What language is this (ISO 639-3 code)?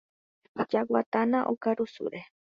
grn